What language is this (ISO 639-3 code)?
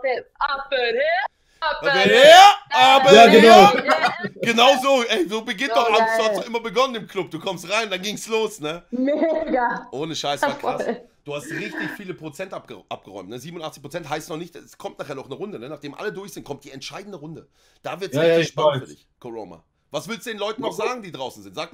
deu